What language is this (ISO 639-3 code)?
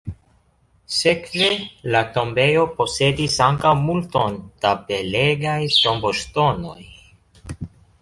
epo